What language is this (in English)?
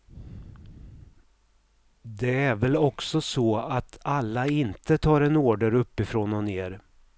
Swedish